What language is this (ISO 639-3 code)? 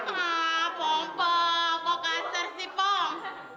ind